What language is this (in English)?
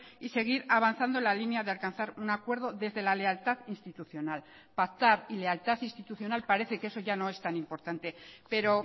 Spanish